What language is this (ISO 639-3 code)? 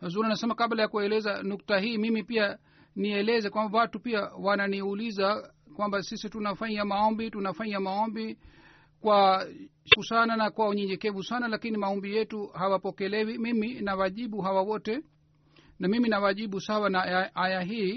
swa